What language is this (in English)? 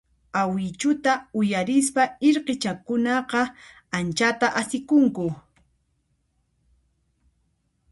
Puno Quechua